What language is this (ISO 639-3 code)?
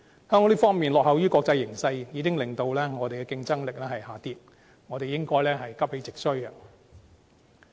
yue